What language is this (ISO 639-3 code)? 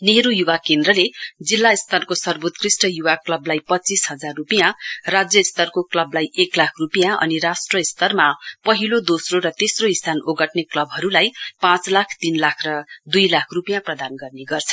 nep